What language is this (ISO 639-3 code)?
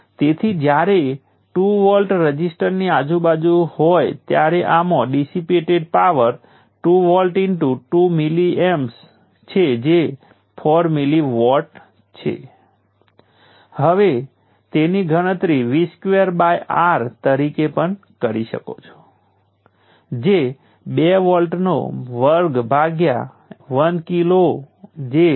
guj